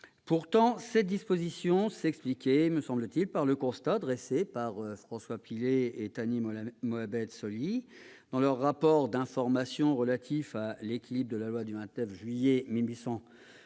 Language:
French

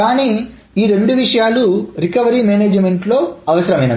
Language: Telugu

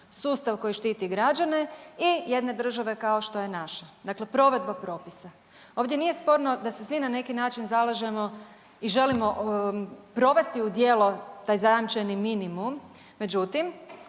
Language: Croatian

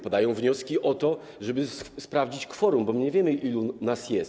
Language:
Polish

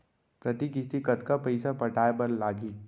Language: Chhattisgarhi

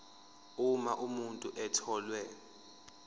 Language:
Zulu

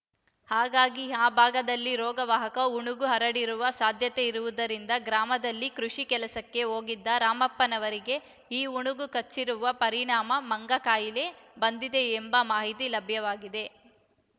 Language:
Kannada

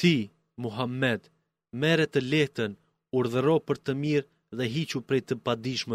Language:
Greek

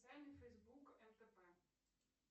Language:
Russian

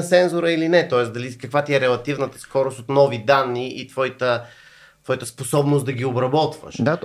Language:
Bulgarian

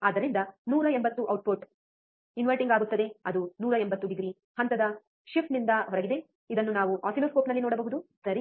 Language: Kannada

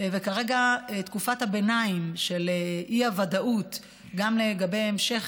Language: Hebrew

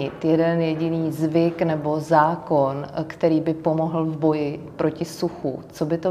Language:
Czech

